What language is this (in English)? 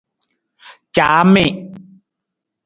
Nawdm